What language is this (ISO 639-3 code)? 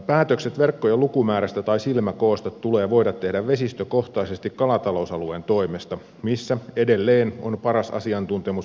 fin